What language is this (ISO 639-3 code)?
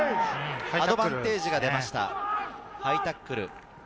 jpn